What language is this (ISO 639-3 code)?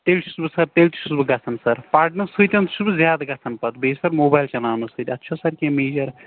kas